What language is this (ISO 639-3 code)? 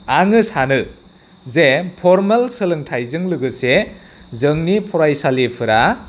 brx